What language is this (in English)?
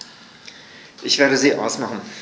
German